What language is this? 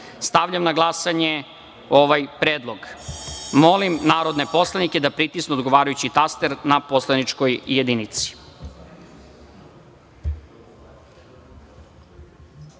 Serbian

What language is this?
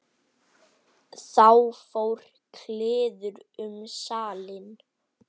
Icelandic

